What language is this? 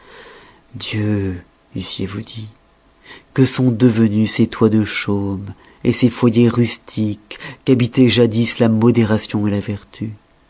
French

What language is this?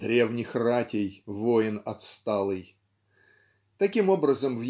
Russian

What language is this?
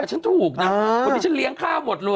Thai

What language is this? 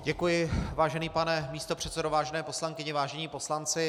Czech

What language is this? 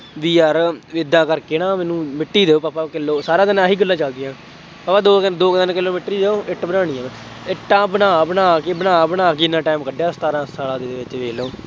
Punjabi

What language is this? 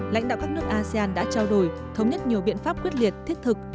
Vietnamese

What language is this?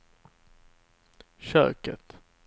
Swedish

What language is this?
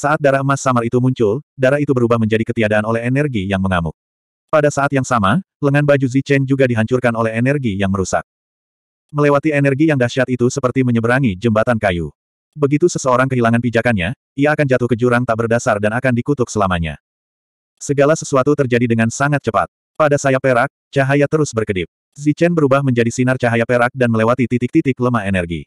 Indonesian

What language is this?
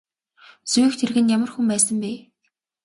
Mongolian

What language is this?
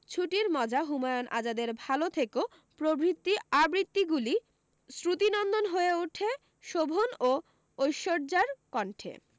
Bangla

